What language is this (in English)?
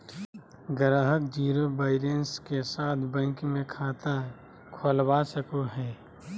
Magahi